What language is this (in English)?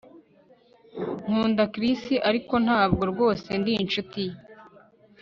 Kinyarwanda